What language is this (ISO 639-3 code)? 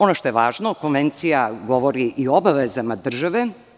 srp